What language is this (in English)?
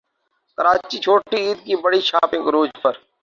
Urdu